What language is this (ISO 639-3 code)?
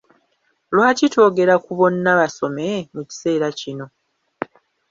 lug